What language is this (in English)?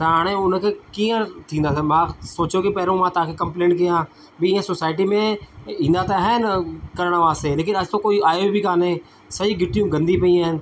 Sindhi